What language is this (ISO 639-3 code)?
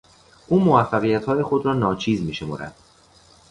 fas